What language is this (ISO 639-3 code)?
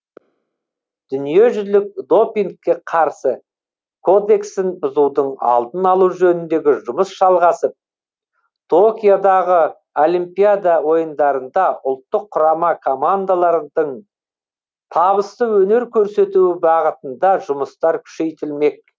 kaz